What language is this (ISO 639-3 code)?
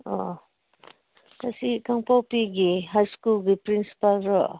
mni